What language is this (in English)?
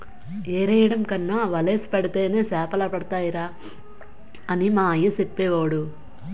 Telugu